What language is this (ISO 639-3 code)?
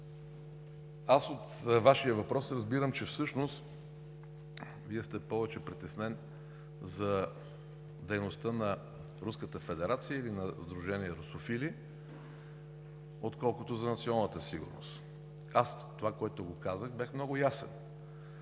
bul